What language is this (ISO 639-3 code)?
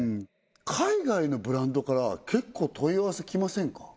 jpn